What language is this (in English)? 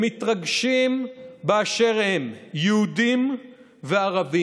Hebrew